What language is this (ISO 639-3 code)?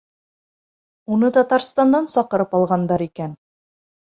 bak